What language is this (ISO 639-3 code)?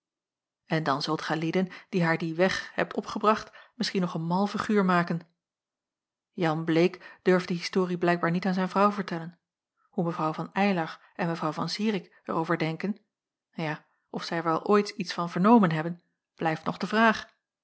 nld